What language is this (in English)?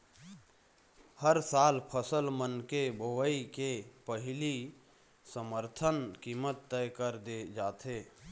Chhattisgarhi